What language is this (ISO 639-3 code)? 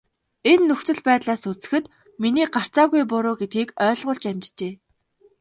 mon